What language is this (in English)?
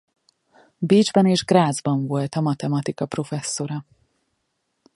Hungarian